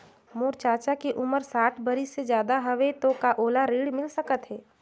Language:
Chhattisgarhi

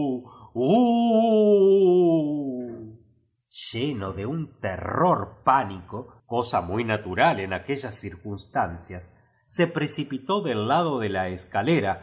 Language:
Spanish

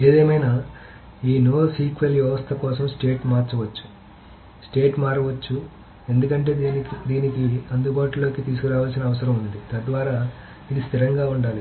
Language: Telugu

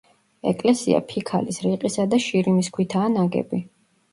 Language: Georgian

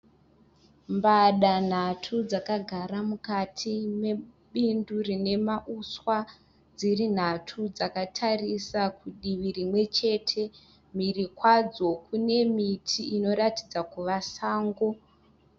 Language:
Shona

